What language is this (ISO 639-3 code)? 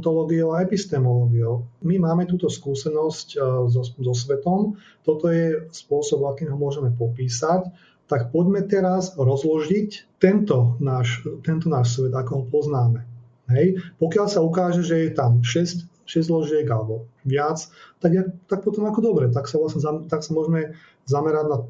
slk